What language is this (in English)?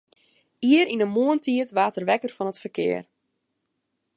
Western Frisian